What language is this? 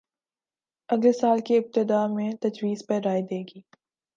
Urdu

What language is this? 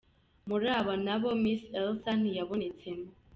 Kinyarwanda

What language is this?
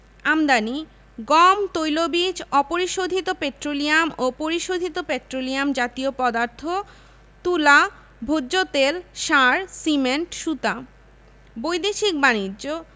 Bangla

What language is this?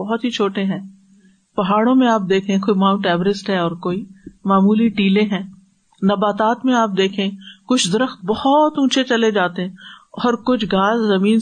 Urdu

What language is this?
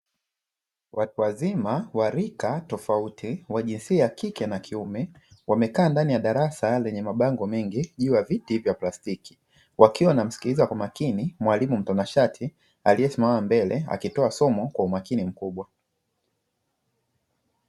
Swahili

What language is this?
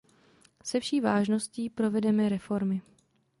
Czech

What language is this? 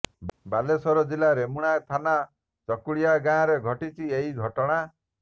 Odia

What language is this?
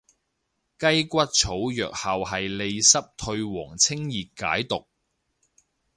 Cantonese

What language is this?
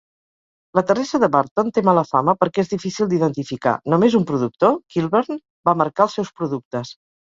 Catalan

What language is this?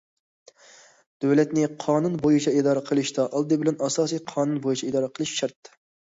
Uyghur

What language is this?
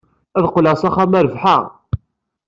Kabyle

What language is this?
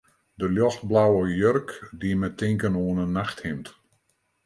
Western Frisian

